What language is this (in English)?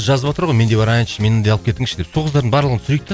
Kazakh